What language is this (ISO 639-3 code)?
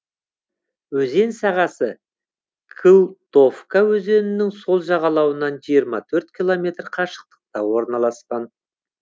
kaz